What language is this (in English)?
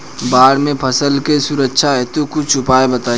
Bhojpuri